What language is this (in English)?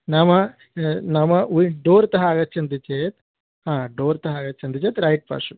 Sanskrit